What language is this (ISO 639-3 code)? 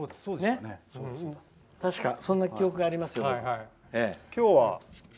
jpn